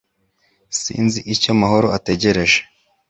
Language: Kinyarwanda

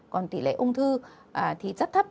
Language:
Vietnamese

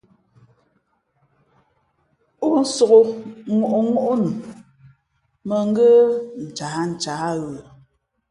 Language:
Fe'fe'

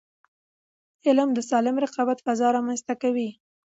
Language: Pashto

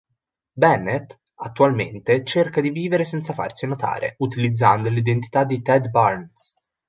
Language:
Italian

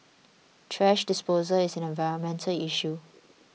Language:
English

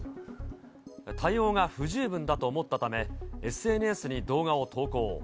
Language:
Japanese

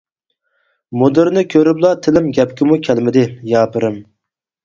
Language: Uyghur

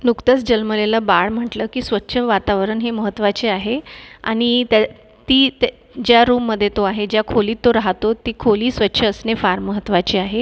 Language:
Marathi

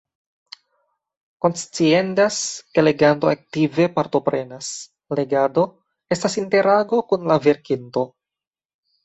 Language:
Esperanto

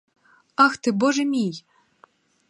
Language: Ukrainian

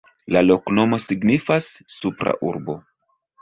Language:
Esperanto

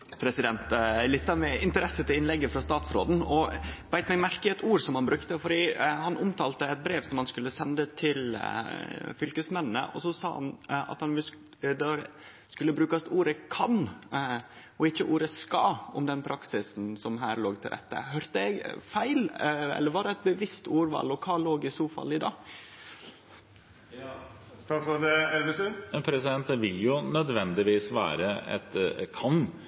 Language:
Norwegian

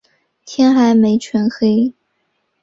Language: Chinese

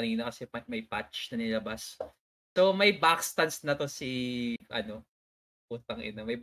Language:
Filipino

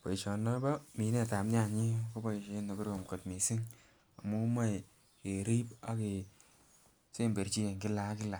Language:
Kalenjin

